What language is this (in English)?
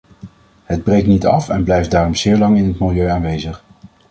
Dutch